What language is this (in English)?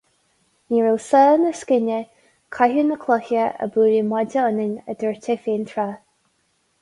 Irish